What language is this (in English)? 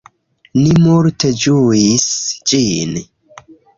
Esperanto